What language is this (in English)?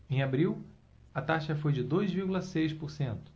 Portuguese